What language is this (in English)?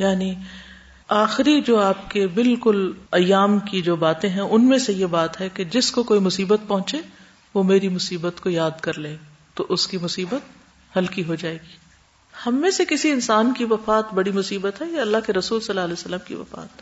Urdu